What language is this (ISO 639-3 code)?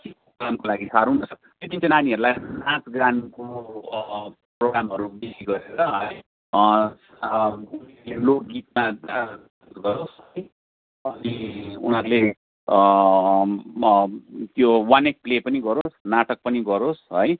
nep